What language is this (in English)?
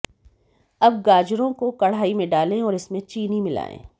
Hindi